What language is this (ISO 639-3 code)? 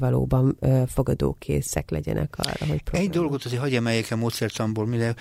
hun